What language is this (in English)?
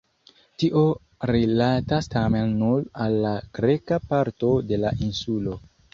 Esperanto